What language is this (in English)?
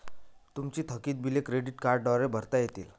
Marathi